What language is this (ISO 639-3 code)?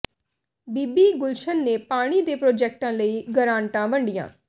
pan